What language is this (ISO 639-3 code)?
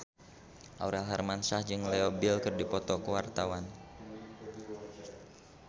sun